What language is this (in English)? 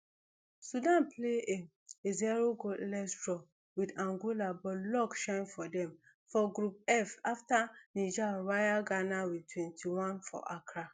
Nigerian Pidgin